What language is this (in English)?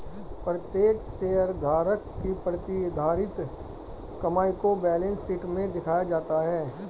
Hindi